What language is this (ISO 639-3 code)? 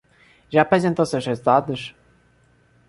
por